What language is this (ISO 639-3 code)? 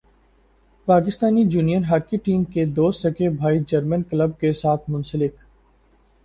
urd